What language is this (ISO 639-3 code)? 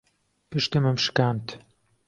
ckb